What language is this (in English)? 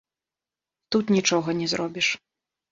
Belarusian